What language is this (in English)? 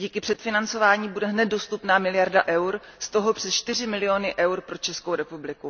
Czech